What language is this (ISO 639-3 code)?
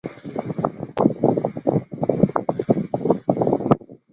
zho